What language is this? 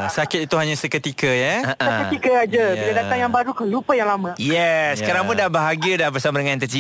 Malay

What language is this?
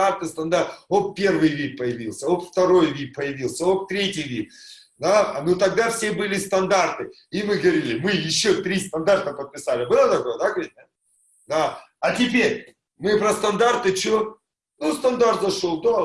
Russian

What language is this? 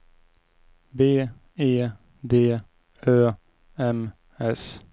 Swedish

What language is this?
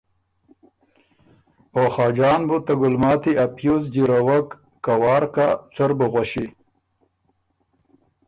Ormuri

